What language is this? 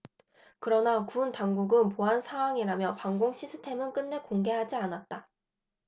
Korean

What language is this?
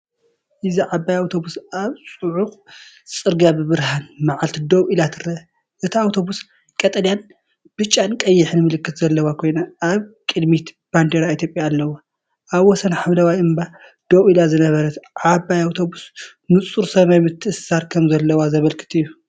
Tigrinya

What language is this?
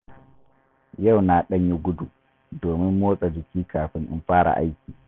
Hausa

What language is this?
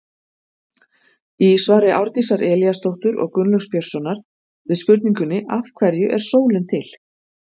Icelandic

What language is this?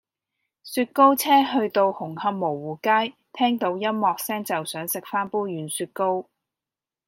Cantonese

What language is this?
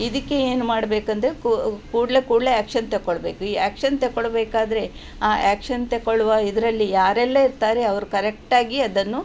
Kannada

